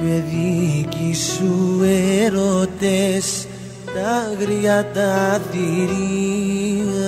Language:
Greek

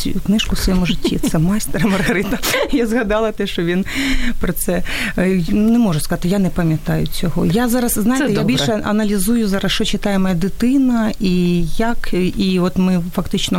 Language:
Ukrainian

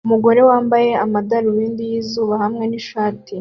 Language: Kinyarwanda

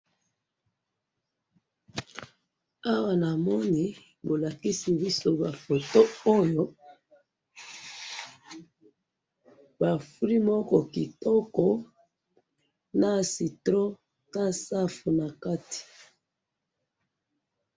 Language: Lingala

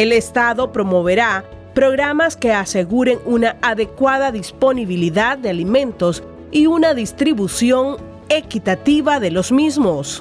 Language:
Spanish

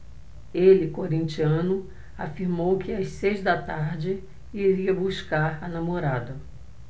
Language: Portuguese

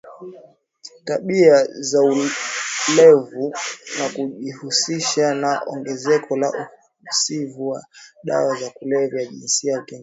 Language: Swahili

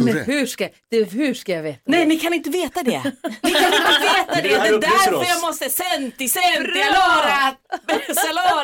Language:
Swedish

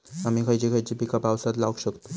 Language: Marathi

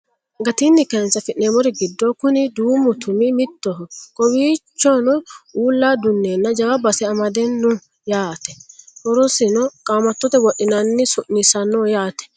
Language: Sidamo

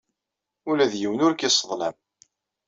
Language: Kabyle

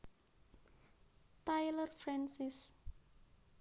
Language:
Javanese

